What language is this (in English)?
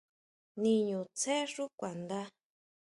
Huautla Mazatec